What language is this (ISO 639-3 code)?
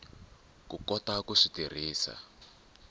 tso